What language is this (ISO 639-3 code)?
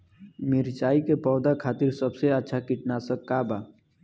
bho